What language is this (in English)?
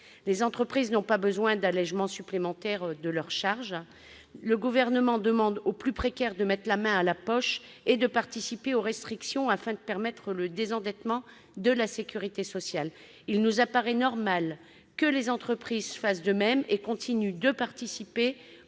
French